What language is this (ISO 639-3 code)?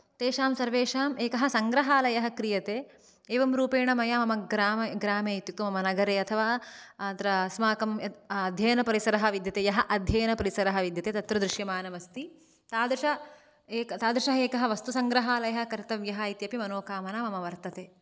san